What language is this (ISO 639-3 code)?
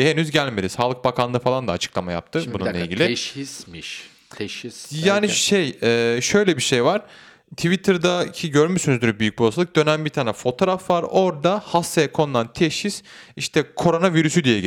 tur